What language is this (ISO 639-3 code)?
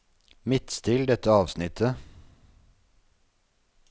nor